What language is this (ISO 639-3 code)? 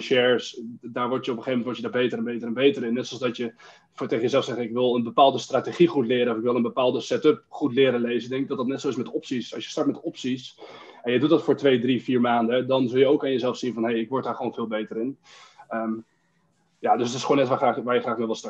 nld